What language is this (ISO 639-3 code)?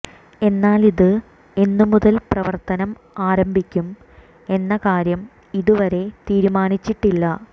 mal